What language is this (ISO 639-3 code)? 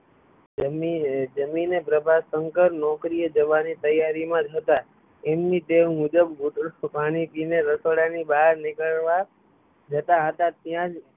guj